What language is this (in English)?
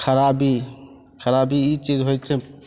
Maithili